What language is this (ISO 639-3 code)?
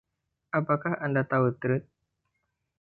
ind